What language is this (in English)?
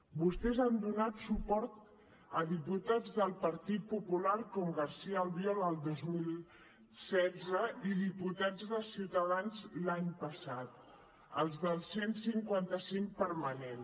Catalan